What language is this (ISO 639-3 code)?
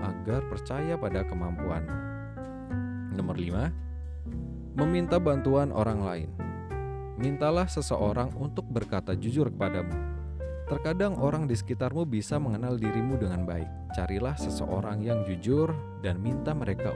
ind